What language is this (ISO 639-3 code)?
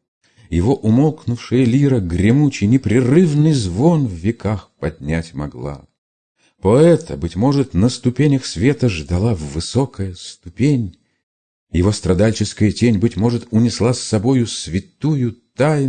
rus